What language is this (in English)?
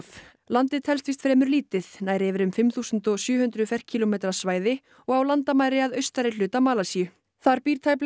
Icelandic